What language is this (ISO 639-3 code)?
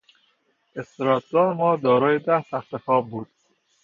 fas